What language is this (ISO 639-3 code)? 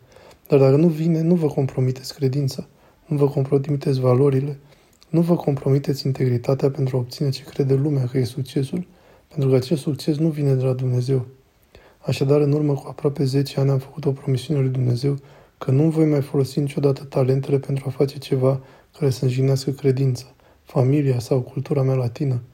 ron